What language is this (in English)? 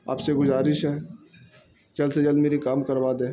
Urdu